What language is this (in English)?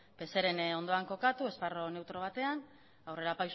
Basque